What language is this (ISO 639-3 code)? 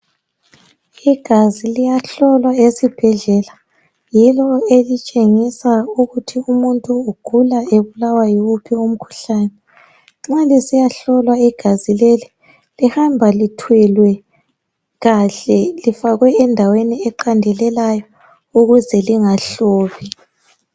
nde